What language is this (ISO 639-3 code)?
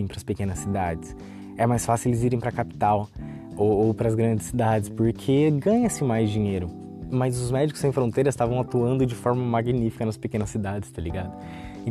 por